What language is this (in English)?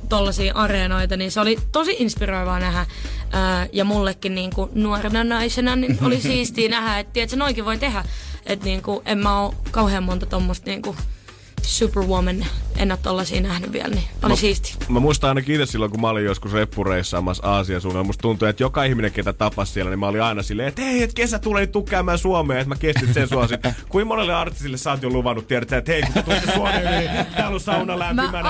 Finnish